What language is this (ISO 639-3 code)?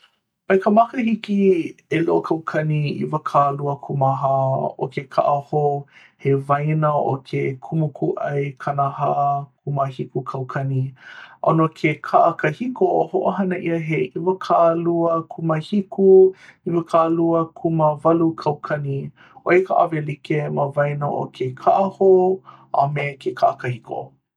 haw